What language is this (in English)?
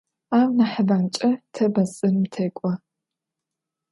Adyghe